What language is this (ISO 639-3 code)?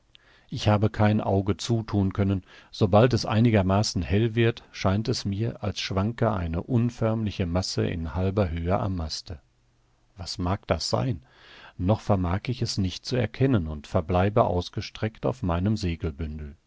deu